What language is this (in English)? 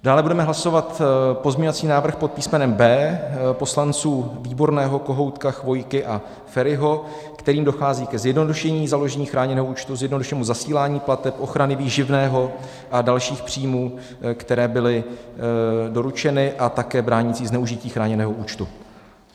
Czech